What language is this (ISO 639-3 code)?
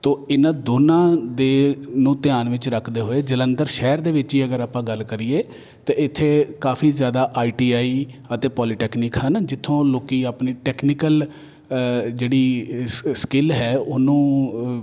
pan